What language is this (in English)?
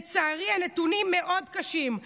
Hebrew